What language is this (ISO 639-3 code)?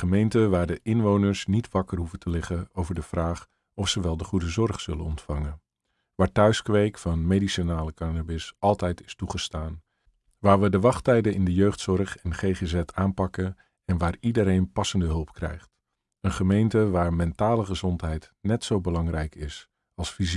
nld